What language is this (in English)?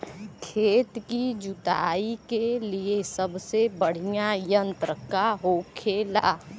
Bhojpuri